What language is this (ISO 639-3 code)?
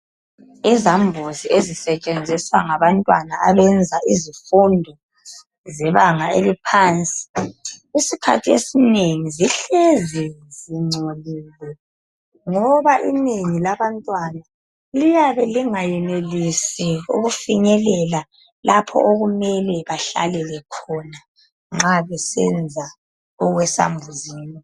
nde